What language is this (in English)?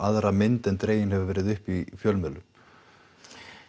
Icelandic